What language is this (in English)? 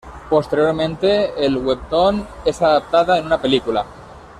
Spanish